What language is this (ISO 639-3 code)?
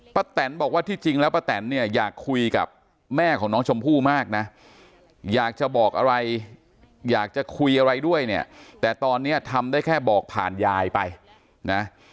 tha